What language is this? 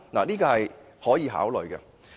Cantonese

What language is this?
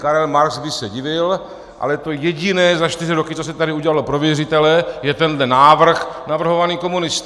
Czech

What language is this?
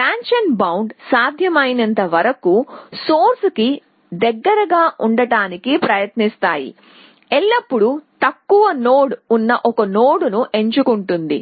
Telugu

